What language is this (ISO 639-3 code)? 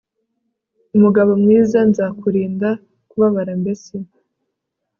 kin